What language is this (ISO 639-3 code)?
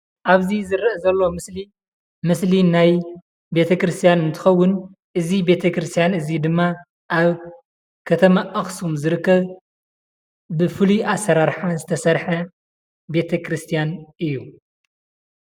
tir